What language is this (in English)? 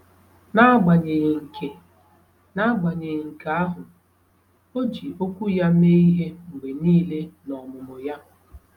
Igbo